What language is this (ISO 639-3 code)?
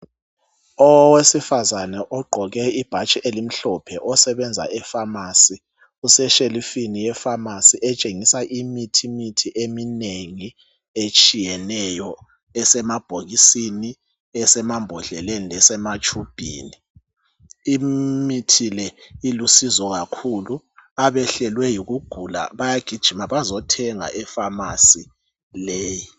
nde